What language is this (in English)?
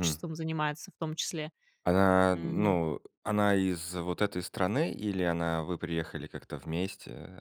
Russian